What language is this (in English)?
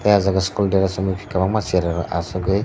Kok Borok